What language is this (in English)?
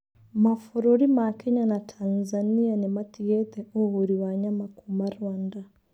Kikuyu